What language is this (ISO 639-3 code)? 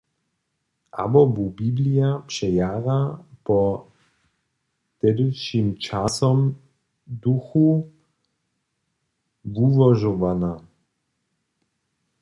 hsb